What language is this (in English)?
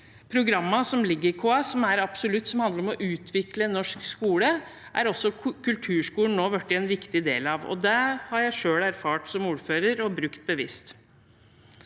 Norwegian